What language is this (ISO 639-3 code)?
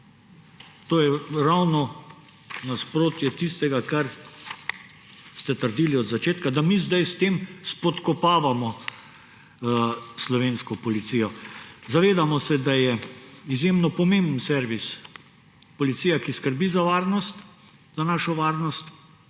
slv